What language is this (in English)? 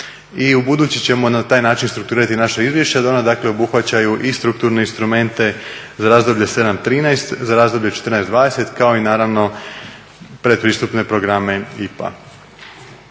Croatian